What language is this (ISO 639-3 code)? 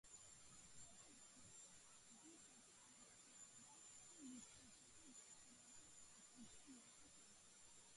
kat